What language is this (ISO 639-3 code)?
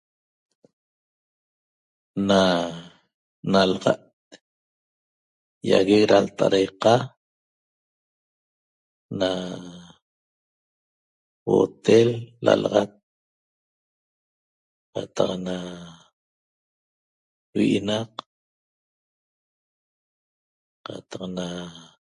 tob